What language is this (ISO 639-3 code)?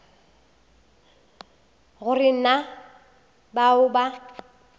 nso